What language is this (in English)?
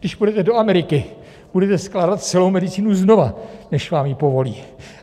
Czech